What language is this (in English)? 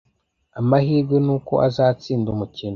Kinyarwanda